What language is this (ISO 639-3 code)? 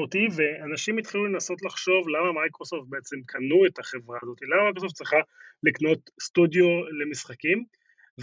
heb